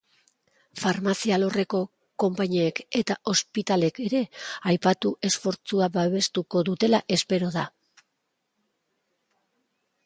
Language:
Basque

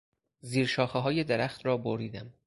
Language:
Persian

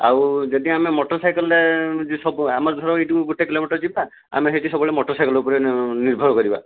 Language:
Odia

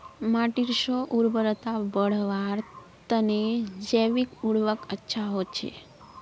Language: Magahi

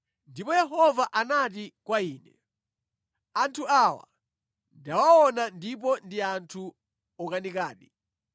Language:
Nyanja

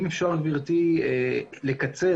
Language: Hebrew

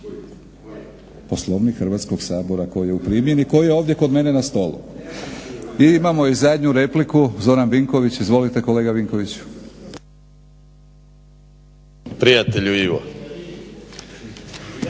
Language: Croatian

